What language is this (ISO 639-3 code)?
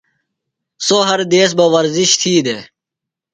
phl